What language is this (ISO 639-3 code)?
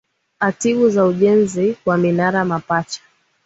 swa